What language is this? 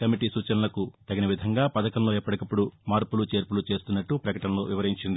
Telugu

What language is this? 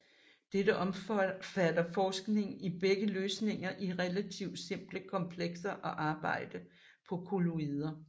Danish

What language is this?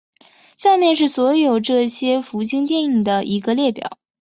Chinese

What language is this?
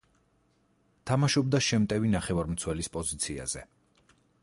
Georgian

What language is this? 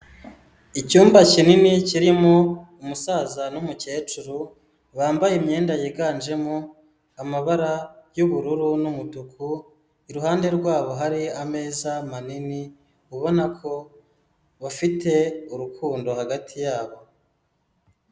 Kinyarwanda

